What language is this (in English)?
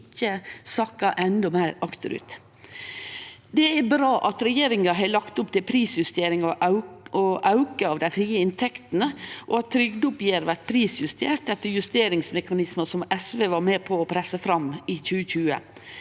Norwegian